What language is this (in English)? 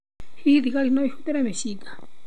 Kikuyu